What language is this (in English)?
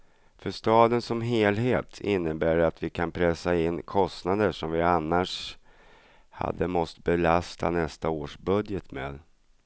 Swedish